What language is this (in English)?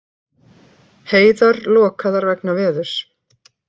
Icelandic